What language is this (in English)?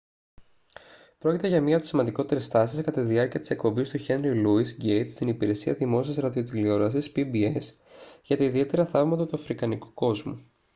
Greek